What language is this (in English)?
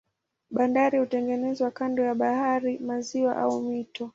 Swahili